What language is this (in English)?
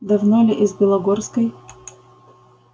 Russian